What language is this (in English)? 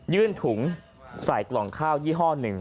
Thai